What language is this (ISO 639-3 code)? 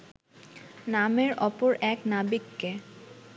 ben